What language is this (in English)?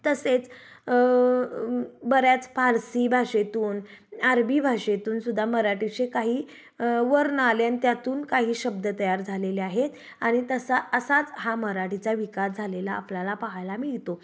Marathi